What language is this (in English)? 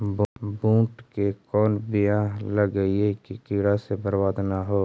Magahi